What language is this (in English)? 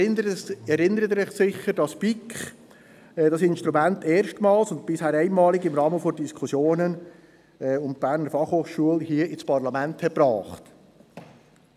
Swiss German